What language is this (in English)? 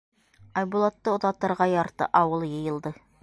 Bashkir